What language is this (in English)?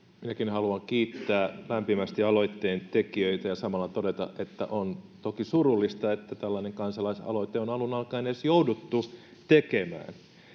Finnish